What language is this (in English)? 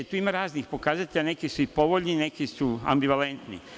Serbian